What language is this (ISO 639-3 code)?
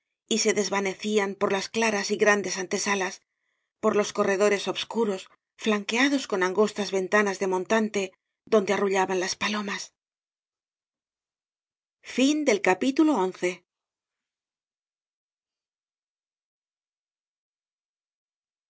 spa